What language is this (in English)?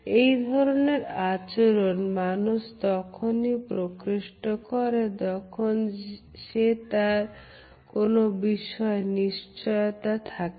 Bangla